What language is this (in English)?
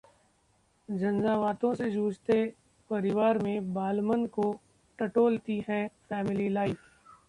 Hindi